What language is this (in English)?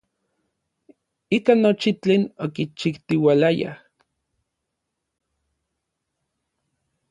Orizaba Nahuatl